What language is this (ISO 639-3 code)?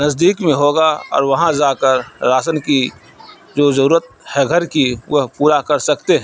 urd